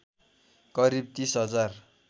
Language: Nepali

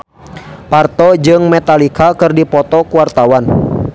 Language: Sundanese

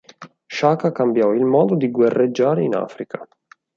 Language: Italian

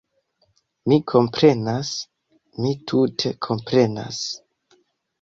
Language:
Esperanto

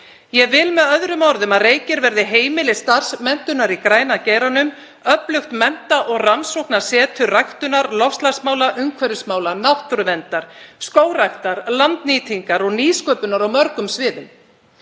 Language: Icelandic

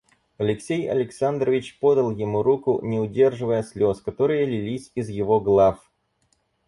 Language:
Russian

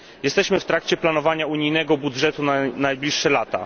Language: Polish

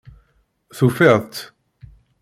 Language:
Kabyle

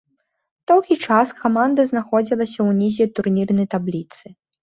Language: Belarusian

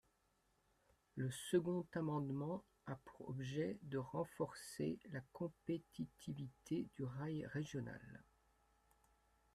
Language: French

